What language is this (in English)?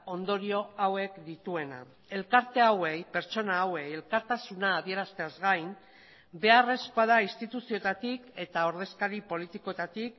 Basque